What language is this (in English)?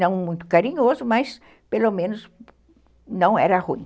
Portuguese